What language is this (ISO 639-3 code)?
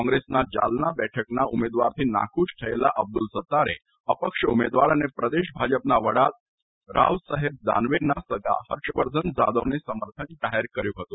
guj